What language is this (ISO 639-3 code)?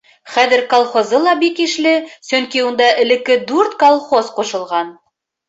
bak